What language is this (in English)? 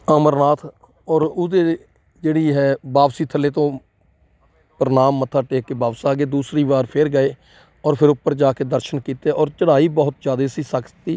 Punjabi